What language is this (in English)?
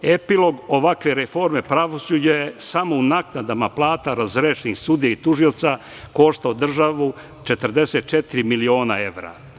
Serbian